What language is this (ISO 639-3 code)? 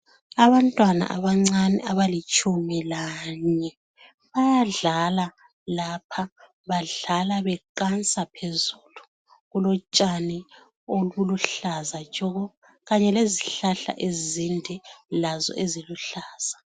nde